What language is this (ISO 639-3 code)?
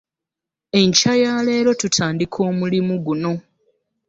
lug